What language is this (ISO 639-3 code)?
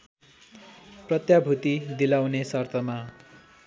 nep